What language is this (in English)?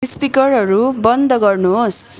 Nepali